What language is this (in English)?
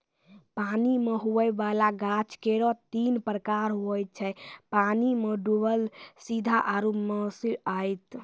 Maithili